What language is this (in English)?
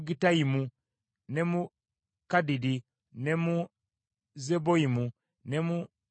Ganda